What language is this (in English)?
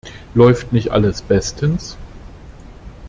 German